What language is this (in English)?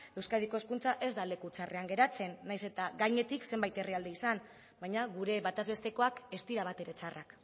Basque